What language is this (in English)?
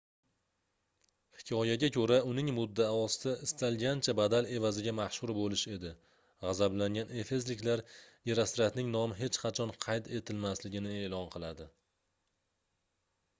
Uzbek